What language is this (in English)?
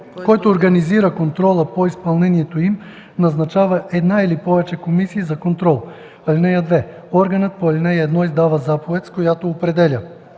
Bulgarian